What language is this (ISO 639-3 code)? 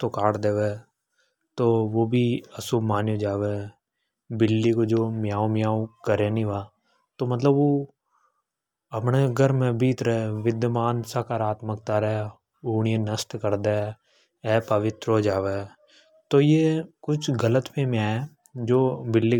hoj